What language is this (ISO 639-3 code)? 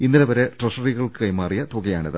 mal